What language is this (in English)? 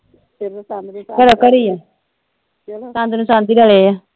Punjabi